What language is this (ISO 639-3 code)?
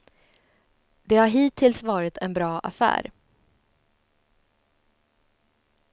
swe